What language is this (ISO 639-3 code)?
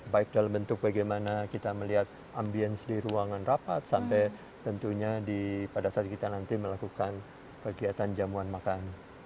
ind